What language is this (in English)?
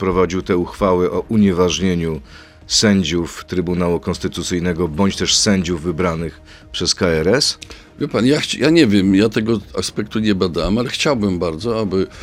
Polish